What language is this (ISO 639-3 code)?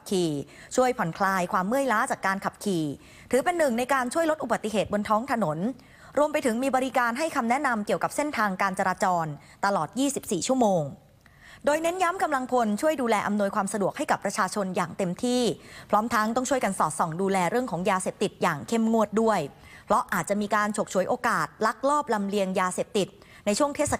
tha